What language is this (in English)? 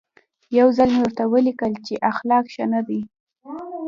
Pashto